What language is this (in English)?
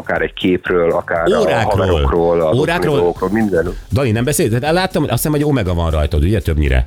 Hungarian